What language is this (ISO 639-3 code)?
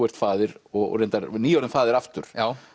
isl